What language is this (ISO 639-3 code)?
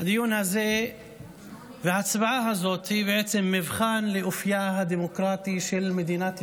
heb